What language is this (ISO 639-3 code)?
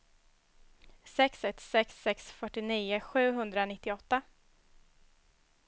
swe